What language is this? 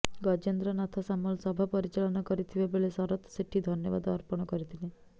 Odia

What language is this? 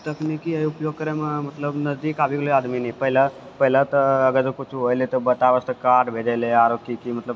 Maithili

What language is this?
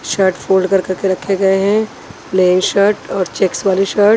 Hindi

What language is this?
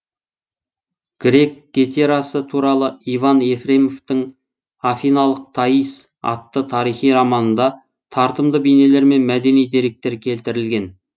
Kazakh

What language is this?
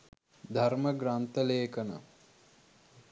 Sinhala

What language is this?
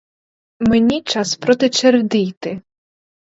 Ukrainian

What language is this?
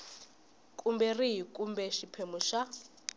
Tsonga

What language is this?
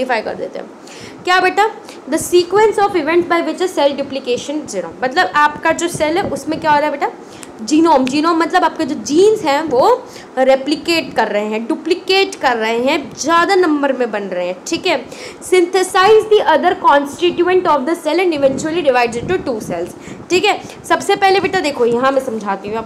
Hindi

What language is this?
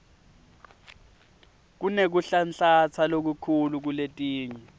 Swati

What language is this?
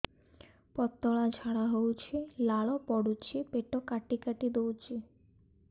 Odia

